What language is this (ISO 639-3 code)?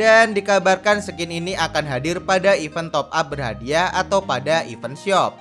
ind